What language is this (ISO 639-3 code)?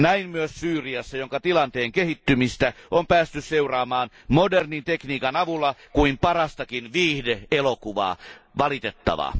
fin